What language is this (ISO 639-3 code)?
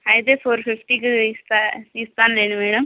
tel